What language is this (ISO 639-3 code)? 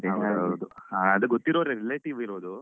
kan